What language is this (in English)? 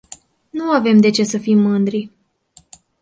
Romanian